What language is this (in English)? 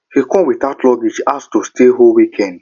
Nigerian Pidgin